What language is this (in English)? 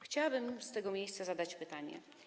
Polish